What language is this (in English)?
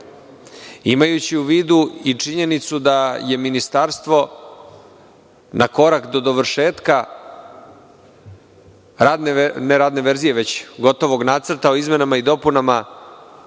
Serbian